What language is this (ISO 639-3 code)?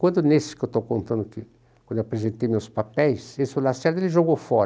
por